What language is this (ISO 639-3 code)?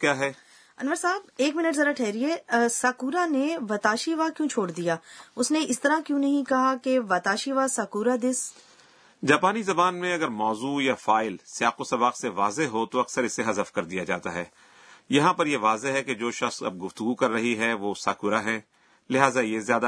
urd